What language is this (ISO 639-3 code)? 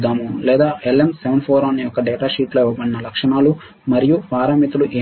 tel